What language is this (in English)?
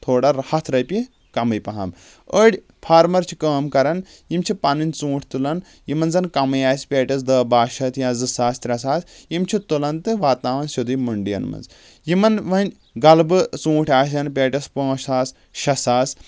Kashmiri